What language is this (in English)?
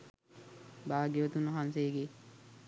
Sinhala